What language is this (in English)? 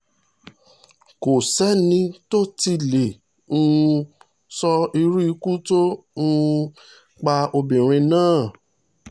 Yoruba